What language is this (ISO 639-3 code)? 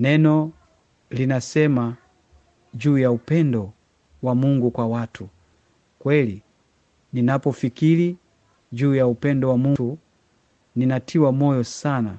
swa